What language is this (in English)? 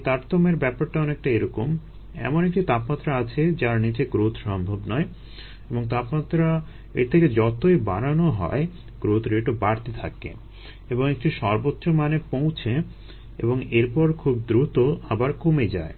Bangla